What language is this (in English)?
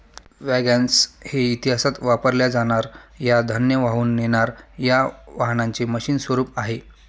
Marathi